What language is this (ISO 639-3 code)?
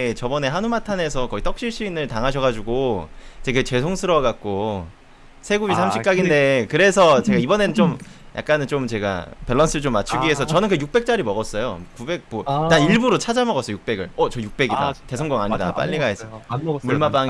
kor